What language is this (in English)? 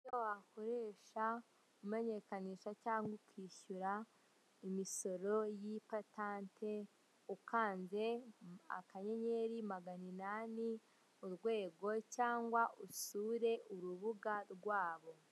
Kinyarwanda